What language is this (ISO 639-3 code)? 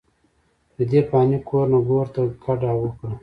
pus